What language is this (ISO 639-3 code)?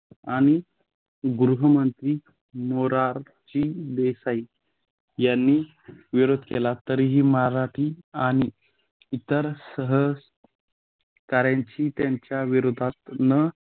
mar